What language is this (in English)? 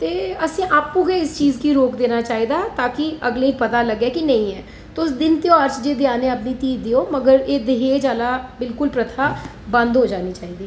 Dogri